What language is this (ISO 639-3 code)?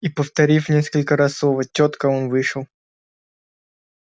rus